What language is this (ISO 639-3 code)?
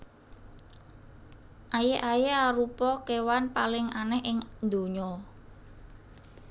jav